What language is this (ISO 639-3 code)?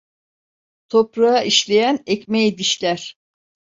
tur